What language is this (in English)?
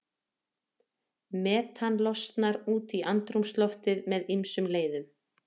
Icelandic